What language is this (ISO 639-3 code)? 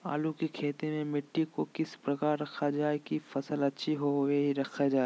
mag